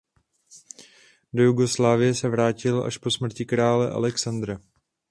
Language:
Czech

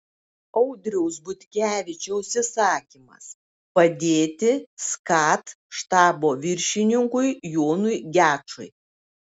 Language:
Lithuanian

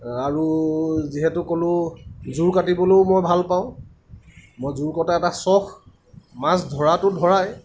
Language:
Assamese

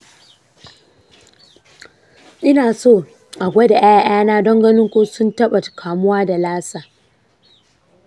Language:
Hausa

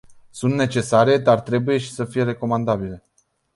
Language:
Romanian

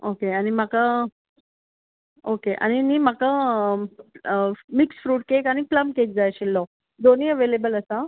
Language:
Konkani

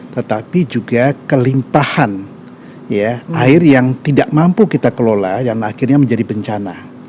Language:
Indonesian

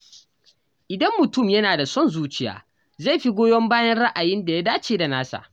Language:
Hausa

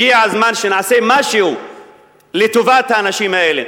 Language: Hebrew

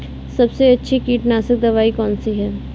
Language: Hindi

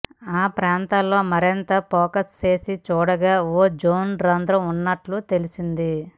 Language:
Telugu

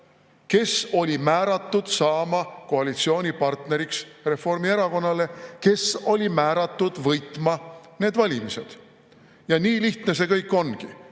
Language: Estonian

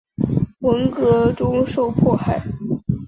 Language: Chinese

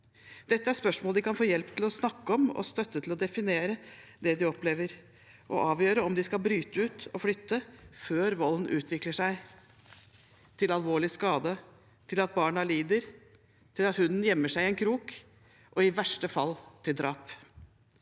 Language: Norwegian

